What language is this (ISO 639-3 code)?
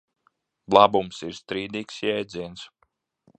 lav